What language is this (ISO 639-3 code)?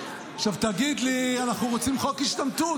heb